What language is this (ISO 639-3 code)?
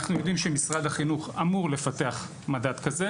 heb